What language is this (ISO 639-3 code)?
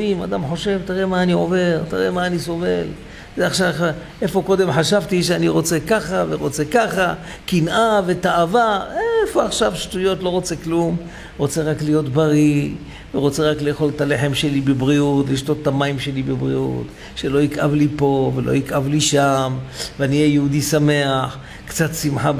heb